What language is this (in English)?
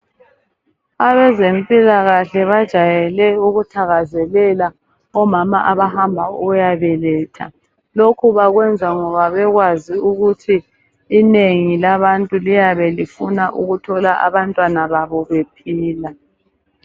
North Ndebele